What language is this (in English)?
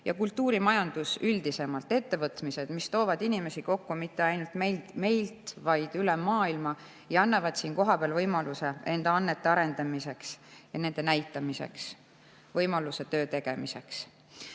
Estonian